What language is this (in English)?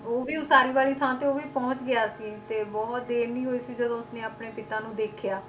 Punjabi